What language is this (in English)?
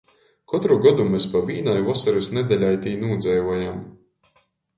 Latgalian